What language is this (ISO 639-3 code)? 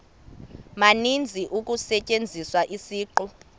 xho